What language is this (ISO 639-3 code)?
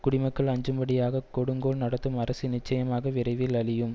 tam